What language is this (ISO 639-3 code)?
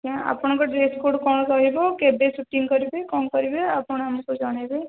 ori